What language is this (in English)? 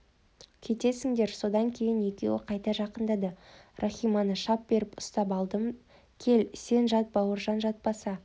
Kazakh